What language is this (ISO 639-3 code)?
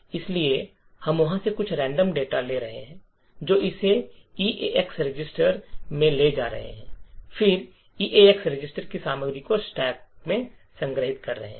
hin